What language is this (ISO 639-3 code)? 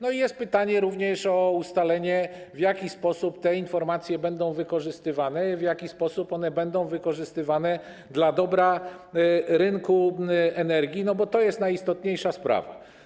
pol